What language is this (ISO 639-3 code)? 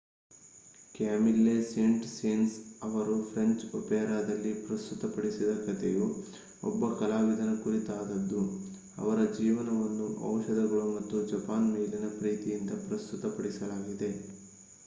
kan